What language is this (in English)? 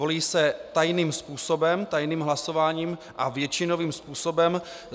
Czech